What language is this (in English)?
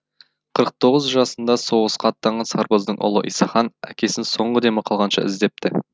Kazakh